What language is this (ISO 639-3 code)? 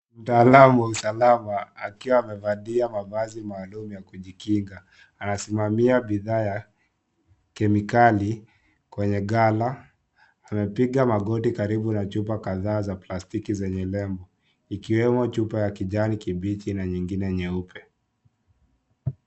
swa